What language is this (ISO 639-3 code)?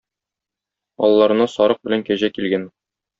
tat